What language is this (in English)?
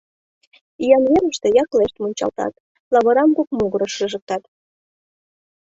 Mari